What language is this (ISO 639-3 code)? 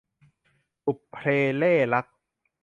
tha